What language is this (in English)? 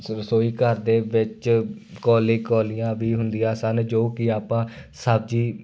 Punjabi